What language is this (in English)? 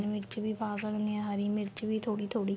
Punjabi